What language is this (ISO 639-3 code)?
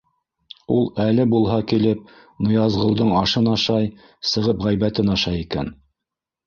bak